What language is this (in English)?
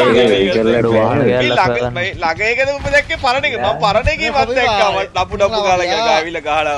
Thai